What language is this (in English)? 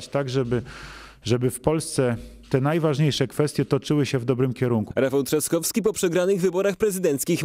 Polish